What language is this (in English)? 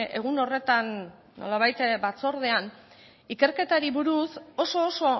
Basque